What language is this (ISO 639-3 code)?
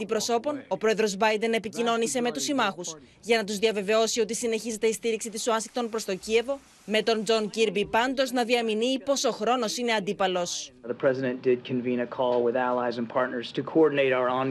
ell